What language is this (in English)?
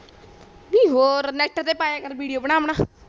Punjabi